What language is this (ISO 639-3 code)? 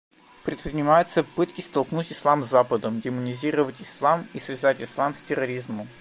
rus